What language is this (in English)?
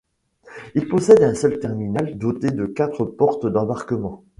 French